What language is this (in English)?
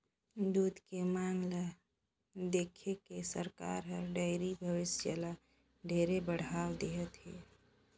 Chhattisgarhi